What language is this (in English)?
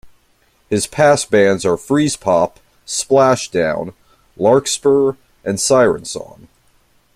English